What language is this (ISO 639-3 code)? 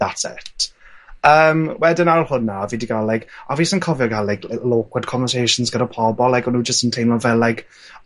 cym